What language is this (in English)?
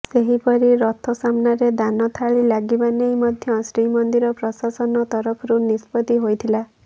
Odia